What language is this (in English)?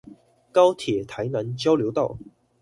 Chinese